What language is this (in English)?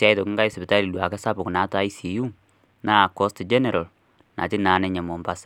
Masai